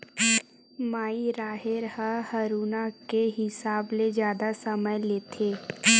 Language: Chhattisgarhi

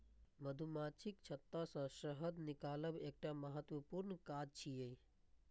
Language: Maithili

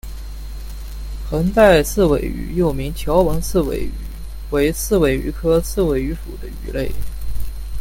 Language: Chinese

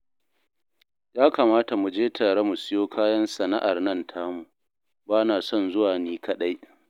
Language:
Hausa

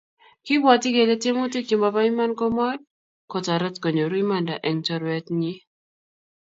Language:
Kalenjin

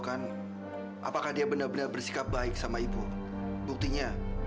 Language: Indonesian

